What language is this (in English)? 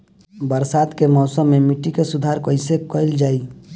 Bhojpuri